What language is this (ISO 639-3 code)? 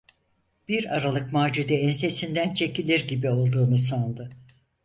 tur